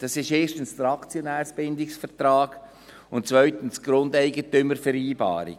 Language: Swiss German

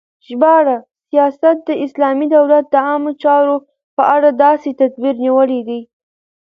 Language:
Pashto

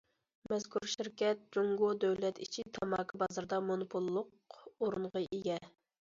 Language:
Uyghur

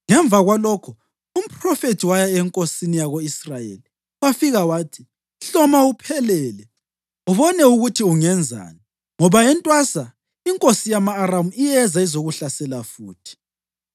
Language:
North Ndebele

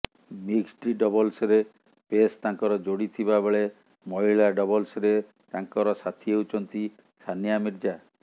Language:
Odia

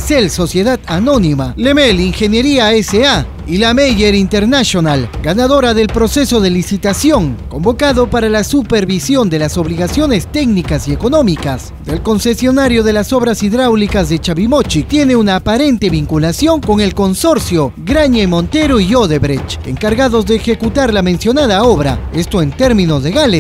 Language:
Spanish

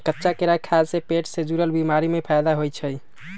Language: Magahi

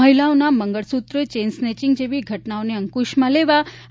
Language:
Gujarati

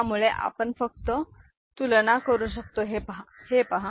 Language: Marathi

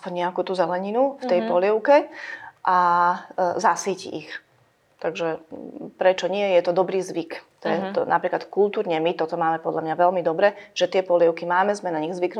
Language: Slovak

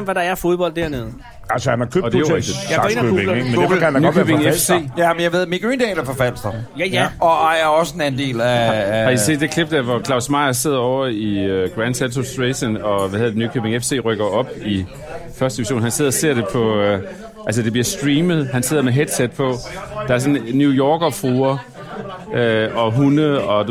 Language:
Danish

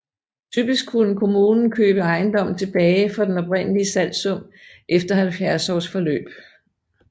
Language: Danish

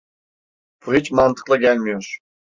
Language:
Turkish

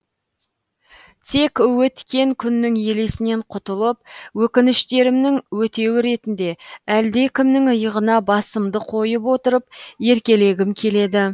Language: Kazakh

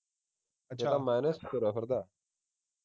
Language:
Punjabi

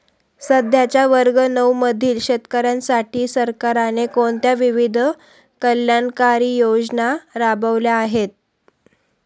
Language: Marathi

